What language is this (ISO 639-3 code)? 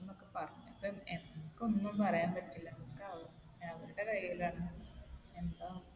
mal